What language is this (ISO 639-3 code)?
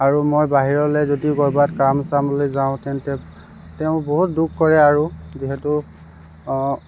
asm